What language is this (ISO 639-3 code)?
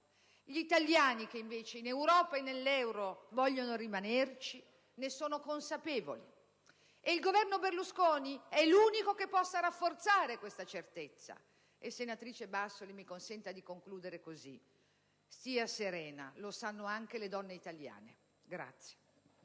ita